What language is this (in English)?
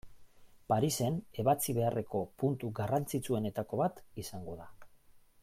Basque